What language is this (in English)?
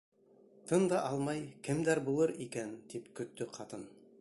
Bashkir